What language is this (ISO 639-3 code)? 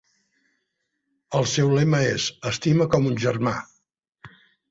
cat